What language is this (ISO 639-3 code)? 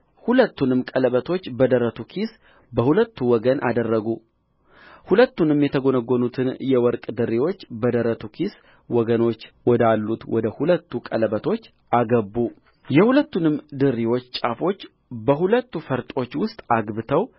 amh